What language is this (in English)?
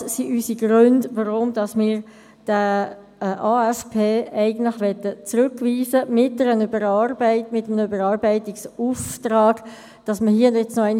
Swiss German